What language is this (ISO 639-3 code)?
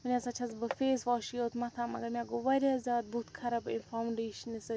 kas